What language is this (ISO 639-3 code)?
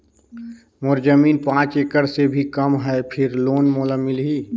hne